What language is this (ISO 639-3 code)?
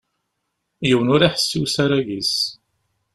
kab